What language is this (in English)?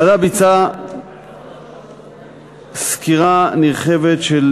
Hebrew